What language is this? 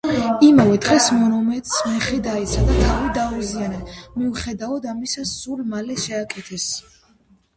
Georgian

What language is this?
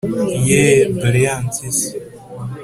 Kinyarwanda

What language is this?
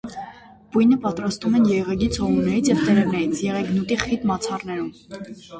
Armenian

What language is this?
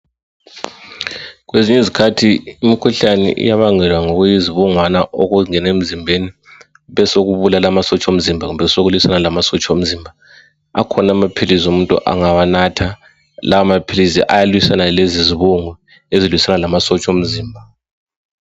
North Ndebele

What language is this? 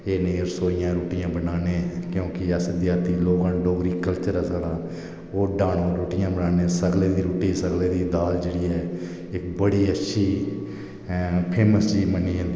Dogri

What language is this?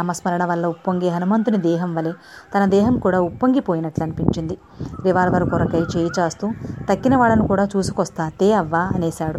Telugu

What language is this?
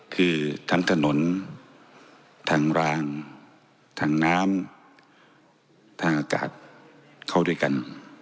Thai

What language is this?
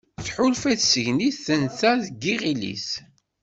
Kabyle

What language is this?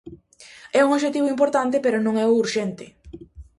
Galician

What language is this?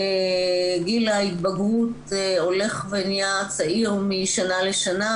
Hebrew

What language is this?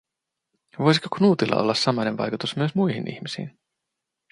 Finnish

